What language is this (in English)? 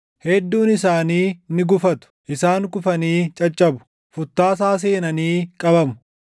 Oromo